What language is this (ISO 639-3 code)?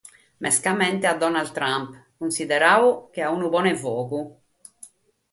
srd